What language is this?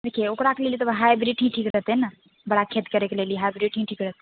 Maithili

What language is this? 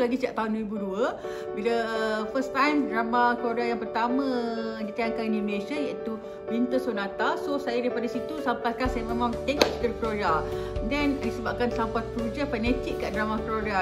Malay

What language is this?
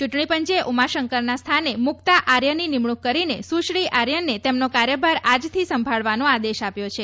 Gujarati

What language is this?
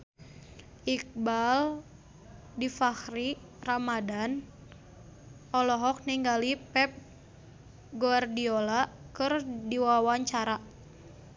Sundanese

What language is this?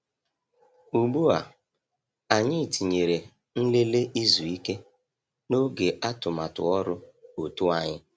Igbo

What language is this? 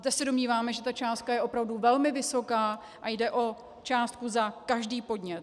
Czech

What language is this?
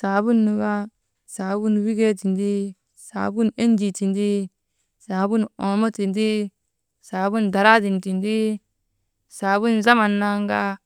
Maba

